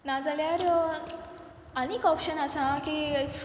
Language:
Konkani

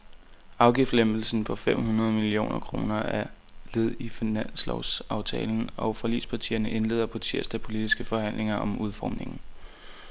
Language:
Danish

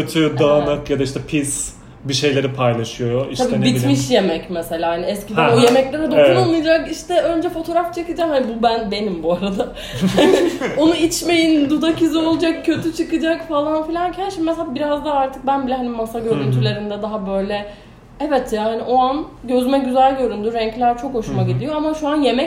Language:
Turkish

